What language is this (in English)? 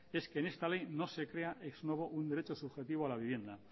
Spanish